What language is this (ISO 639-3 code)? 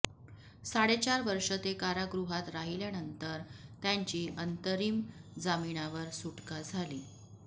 mar